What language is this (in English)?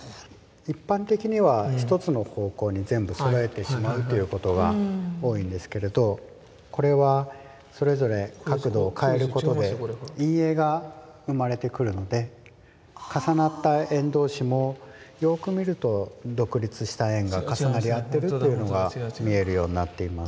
Japanese